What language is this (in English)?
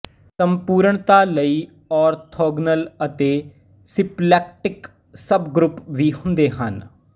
Punjabi